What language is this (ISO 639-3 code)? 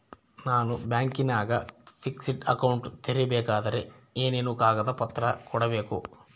kan